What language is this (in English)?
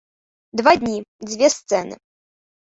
Belarusian